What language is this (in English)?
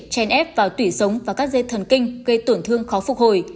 Vietnamese